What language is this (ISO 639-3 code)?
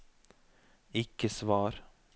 nor